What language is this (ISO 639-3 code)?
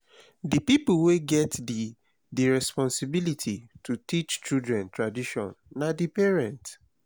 pcm